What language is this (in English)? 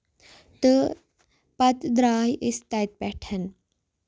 Kashmiri